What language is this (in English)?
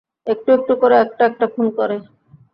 Bangla